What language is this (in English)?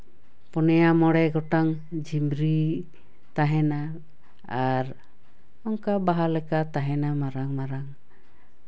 Santali